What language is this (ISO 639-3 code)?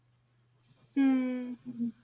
pan